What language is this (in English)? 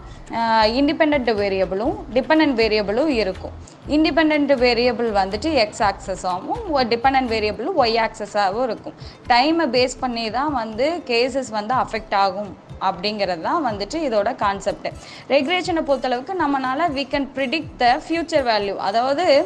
Tamil